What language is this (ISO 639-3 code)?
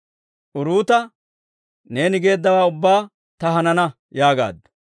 dwr